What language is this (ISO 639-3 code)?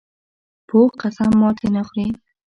pus